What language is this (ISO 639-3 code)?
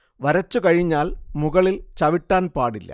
mal